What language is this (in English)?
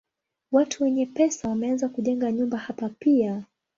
Swahili